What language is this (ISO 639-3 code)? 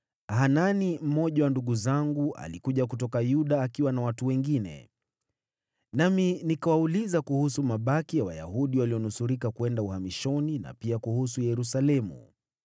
swa